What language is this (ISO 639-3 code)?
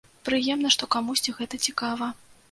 bel